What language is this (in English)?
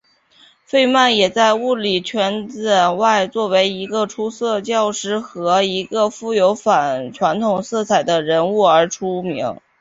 Chinese